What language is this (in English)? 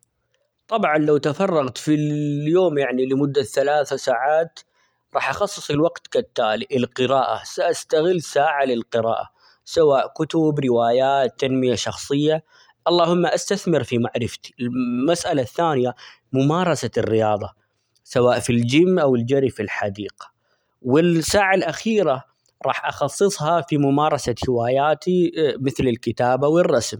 Omani Arabic